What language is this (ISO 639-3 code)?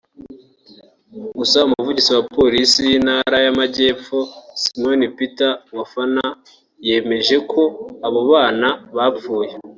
kin